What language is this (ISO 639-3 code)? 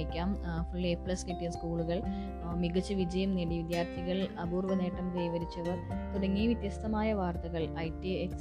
mal